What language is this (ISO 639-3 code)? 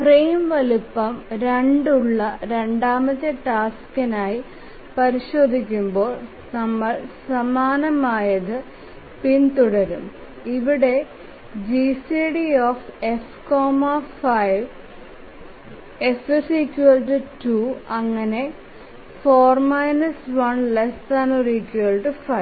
mal